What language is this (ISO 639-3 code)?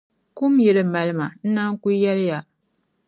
dag